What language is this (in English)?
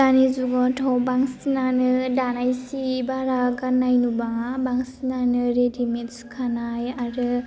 Bodo